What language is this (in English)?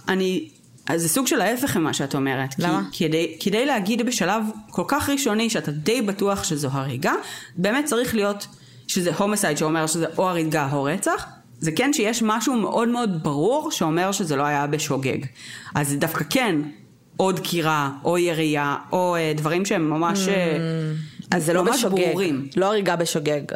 Hebrew